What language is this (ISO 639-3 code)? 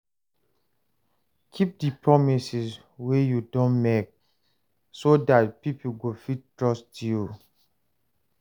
pcm